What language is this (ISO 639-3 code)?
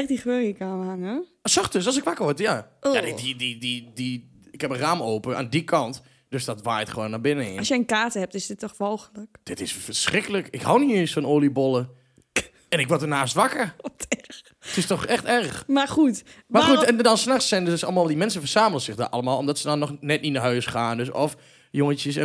nld